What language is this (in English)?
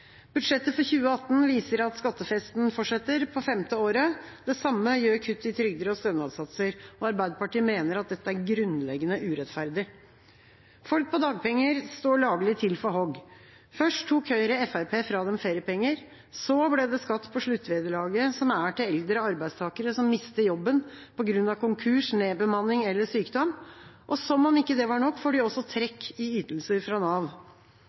Norwegian Bokmål